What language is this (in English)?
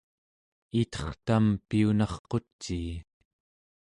Central Yupik